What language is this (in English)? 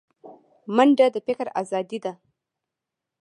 Pashto